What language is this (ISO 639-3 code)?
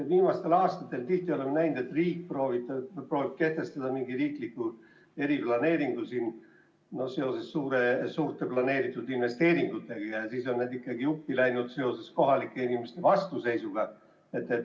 est